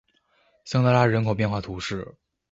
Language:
Chinese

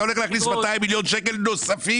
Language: Hebrew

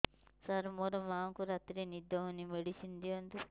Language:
Odia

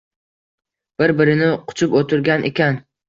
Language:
Uzbek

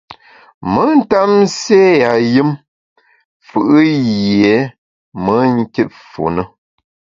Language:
Bamun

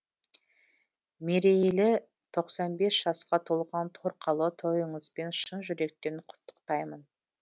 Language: Kazakh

